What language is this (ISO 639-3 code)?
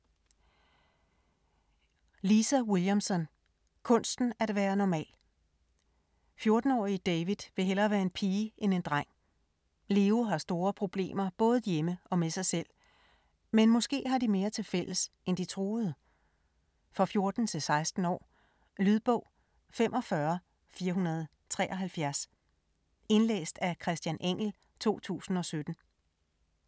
dan